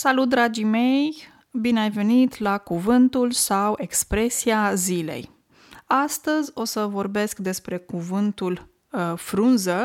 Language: Romanian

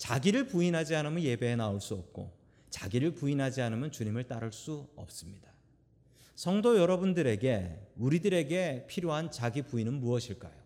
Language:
Korean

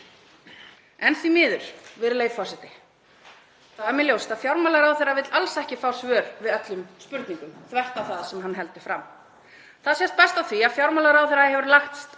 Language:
Icelandic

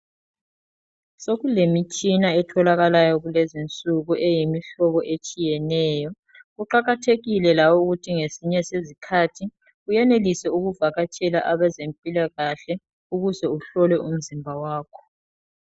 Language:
North Ndebele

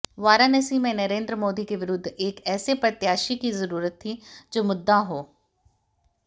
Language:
Hindi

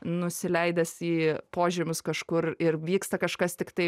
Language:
Lithuanian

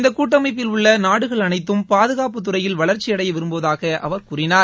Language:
Tamil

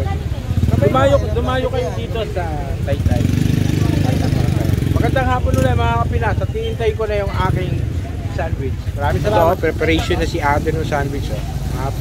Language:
Filipino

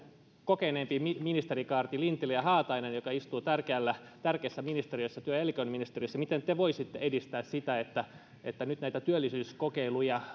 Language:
Finnish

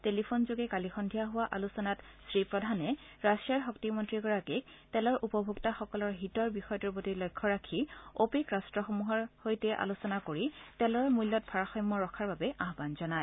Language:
Assamese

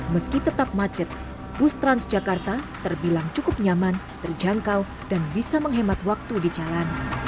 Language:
Indonesian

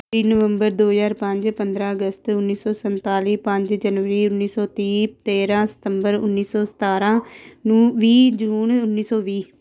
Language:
Punjabi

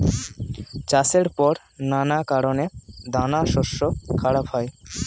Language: Bangla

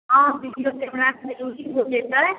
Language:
Maithili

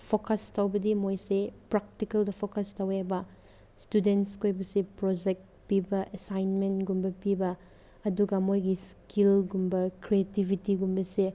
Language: Manipuri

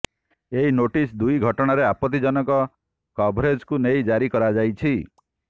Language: Odia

